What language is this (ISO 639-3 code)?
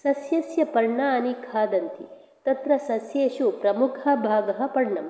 san